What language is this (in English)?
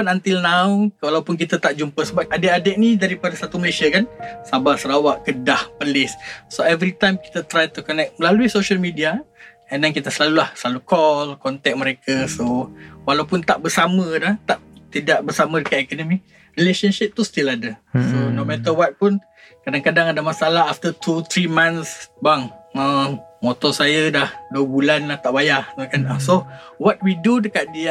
Malay